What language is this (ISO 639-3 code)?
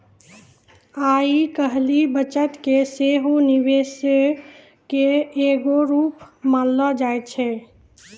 mai